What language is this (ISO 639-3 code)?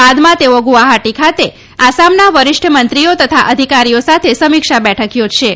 guj